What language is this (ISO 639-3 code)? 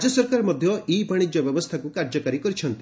ori